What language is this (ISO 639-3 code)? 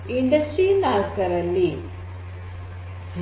kan